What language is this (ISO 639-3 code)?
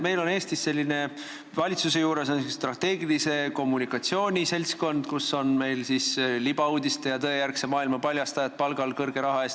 est